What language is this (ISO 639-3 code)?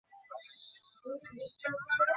ben